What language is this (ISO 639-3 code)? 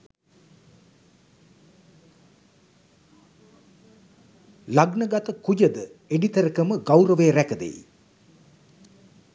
sin